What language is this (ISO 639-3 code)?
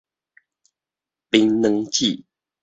nan